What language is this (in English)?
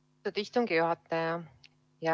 Estonian